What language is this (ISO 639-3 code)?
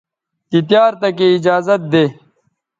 btv